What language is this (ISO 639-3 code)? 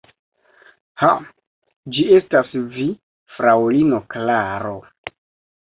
epo